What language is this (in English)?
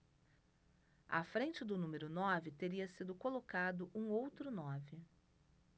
Portuguese